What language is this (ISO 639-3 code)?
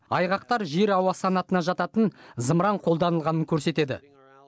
kaz